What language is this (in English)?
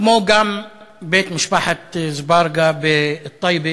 Hebrew